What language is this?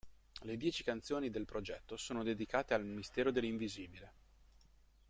Italian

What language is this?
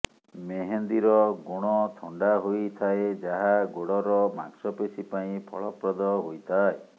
Odia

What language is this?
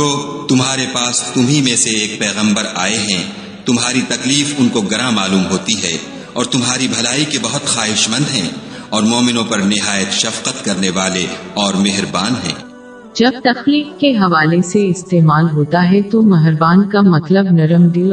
Urdu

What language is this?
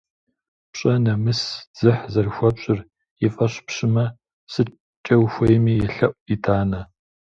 Kabardian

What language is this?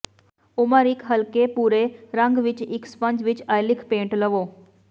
Punjabi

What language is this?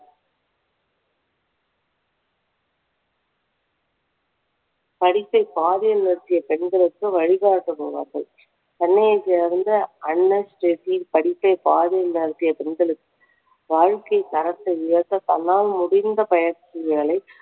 Tamil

